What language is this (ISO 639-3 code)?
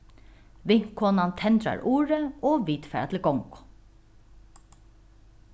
fao